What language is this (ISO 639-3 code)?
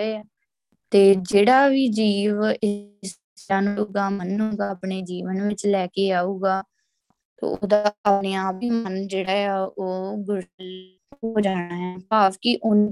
pan